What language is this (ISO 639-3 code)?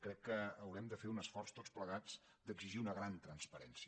cat